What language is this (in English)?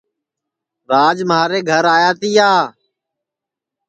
Sansi